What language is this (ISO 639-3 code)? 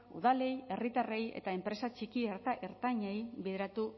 eus